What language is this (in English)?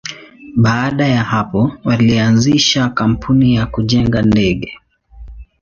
Swahili